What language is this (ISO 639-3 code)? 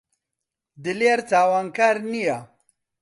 ckb